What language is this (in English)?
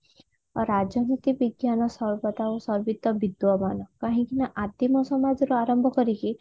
Odia